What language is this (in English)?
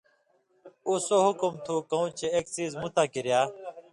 Indus Kohistani